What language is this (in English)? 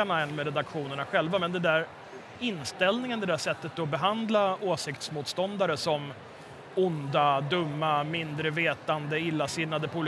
Swedish